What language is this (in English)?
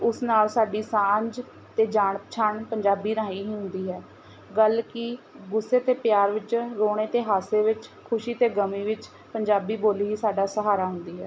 Punjabi